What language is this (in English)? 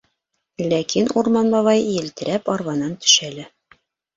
Bashkir